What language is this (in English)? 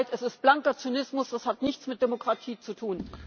German